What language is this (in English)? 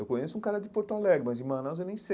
Portuguese